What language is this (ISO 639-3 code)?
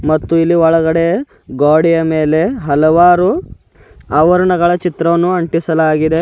kan